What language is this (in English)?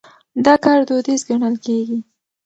Pashto